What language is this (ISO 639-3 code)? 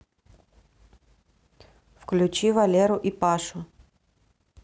rus